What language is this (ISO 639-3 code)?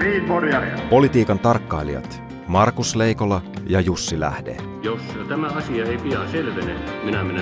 fin